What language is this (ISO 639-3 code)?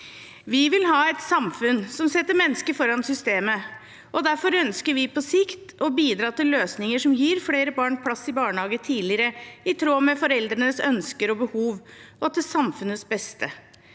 nor